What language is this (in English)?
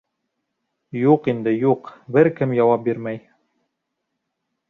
Bashkir